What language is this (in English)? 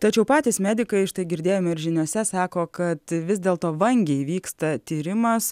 Lithuanian